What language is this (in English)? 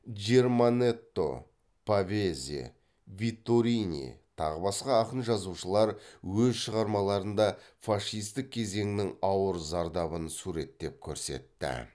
Kazakh